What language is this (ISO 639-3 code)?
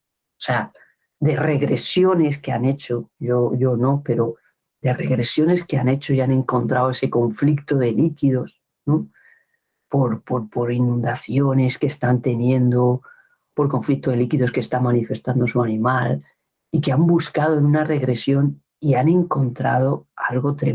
spa